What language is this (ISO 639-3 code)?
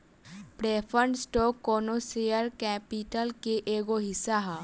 bho